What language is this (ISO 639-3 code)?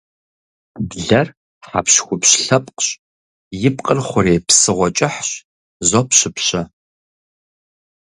kbd